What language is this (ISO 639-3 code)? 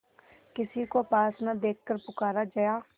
hin